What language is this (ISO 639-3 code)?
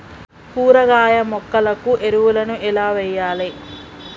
tel